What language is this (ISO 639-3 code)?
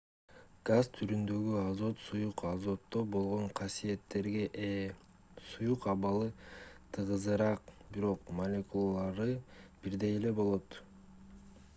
kir